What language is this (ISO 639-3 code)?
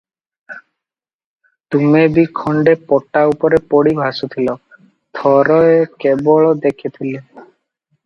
ori